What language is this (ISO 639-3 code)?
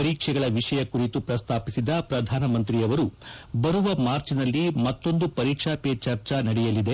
kan